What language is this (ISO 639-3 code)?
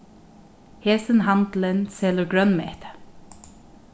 fao